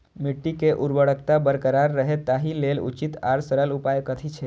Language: Maithili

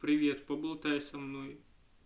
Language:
Russian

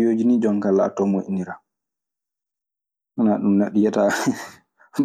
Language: Maasina Fulfulde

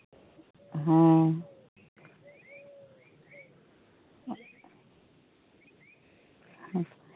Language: Santali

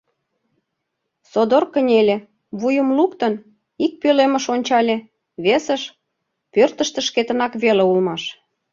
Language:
Mari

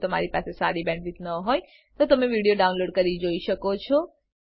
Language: Gujarati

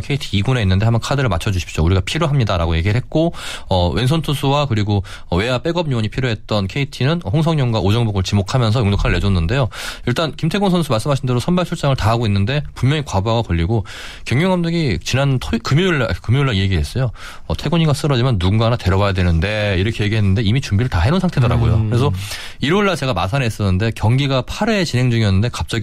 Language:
Korean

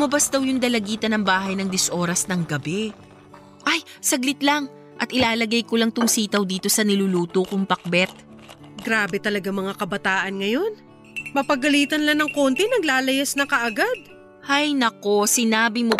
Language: Filipino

